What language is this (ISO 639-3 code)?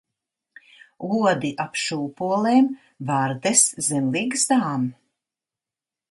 lav